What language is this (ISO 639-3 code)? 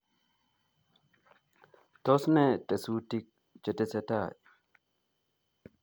kln